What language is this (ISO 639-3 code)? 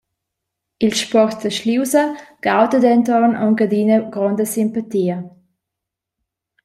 roh